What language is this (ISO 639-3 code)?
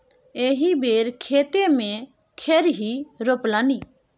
mai